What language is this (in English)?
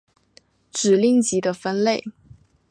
Chinese